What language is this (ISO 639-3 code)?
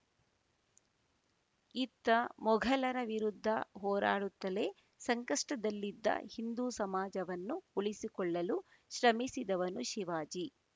kan